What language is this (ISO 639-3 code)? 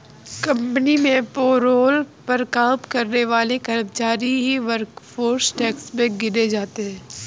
hin